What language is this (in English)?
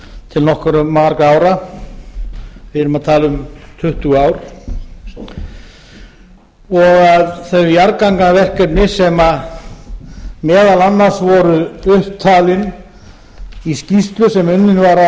Icelandic